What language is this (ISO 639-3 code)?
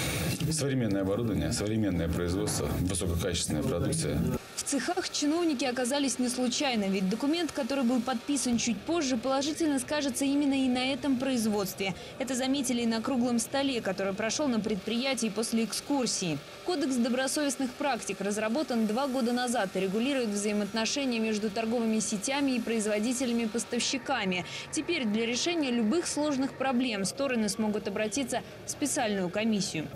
rus